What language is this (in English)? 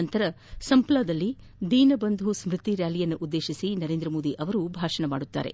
Kannada